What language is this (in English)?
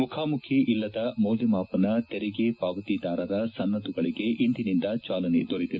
Kannada